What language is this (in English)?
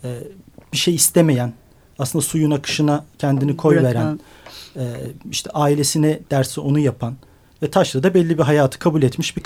Turkish